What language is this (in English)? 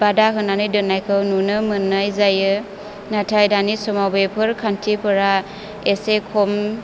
Bodo